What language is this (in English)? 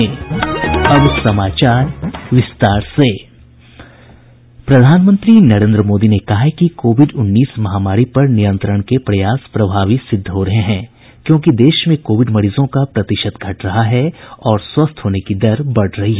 Hindi